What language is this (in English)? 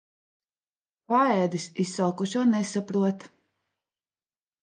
Latvian